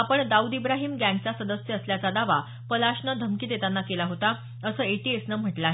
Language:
Marathi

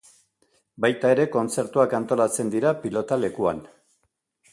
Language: Basque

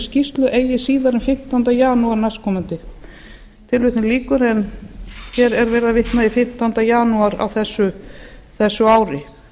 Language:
Icelandic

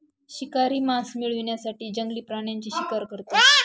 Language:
Marathi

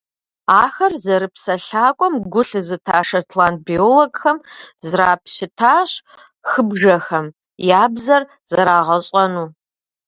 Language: Kabardian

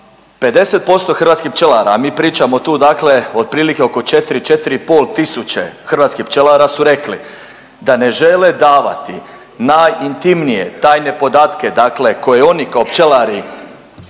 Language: Croatian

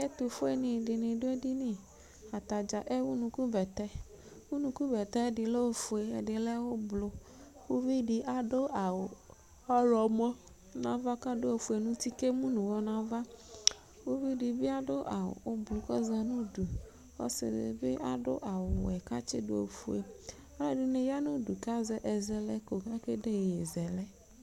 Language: Ikposo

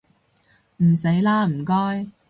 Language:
Cantonese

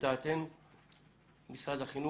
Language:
Hebrew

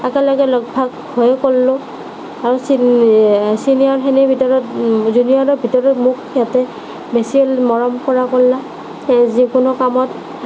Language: Assamese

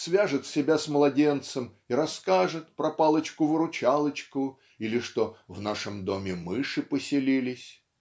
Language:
Russian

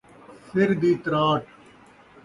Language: Saraiki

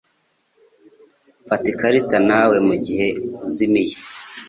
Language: Kinyarwanda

